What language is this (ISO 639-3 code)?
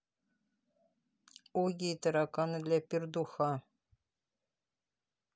rus